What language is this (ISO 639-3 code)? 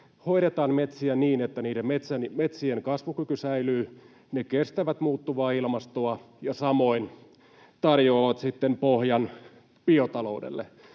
fin